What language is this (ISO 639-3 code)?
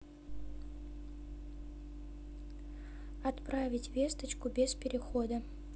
rus